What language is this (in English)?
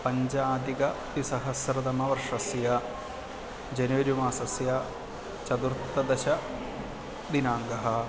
Sanskrit